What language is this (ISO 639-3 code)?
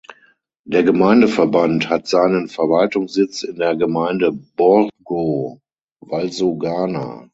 deu